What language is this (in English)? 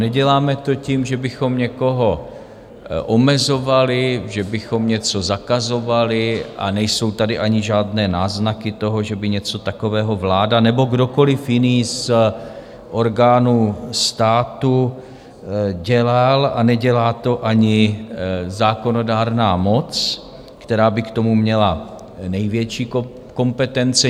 Czech